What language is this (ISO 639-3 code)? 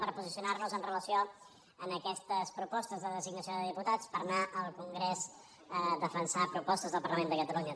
cat